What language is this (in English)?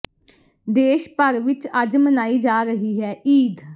Punjabi